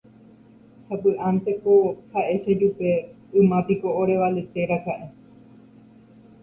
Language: Guarani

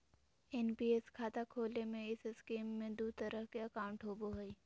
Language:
Magahi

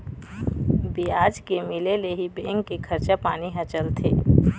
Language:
Chhattisgarhi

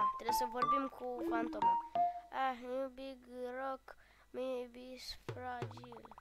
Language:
Romanian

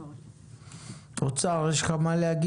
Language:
Hebrew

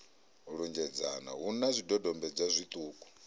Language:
Venda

